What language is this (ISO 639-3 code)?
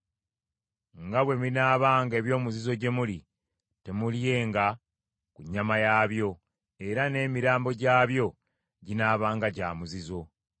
lug